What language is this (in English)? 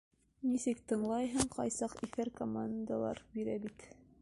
Bashkir